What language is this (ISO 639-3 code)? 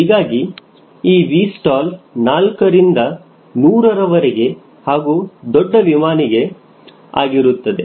kan